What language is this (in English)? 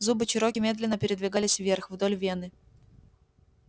Russian